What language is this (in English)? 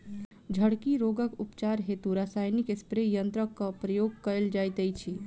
Maithili